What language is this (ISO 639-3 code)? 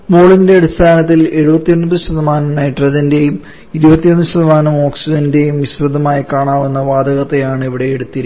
mal